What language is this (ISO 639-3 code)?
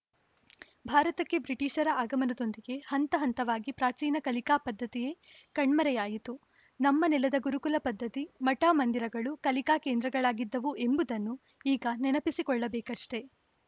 kan